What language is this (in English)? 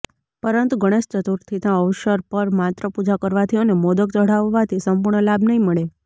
Gujarati